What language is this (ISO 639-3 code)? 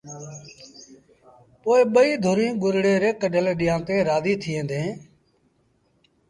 sbn